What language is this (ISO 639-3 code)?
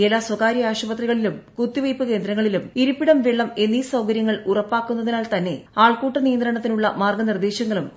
mal